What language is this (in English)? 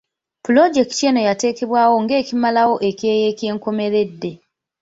Ganda